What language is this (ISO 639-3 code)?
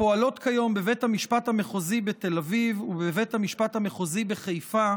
heb